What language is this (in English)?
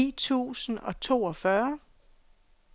Danish